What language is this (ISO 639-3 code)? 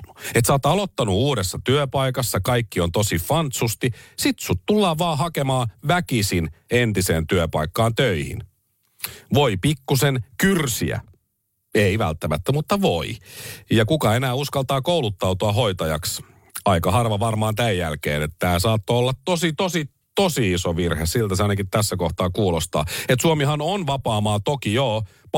fin